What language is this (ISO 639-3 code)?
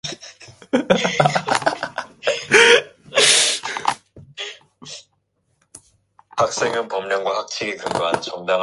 kor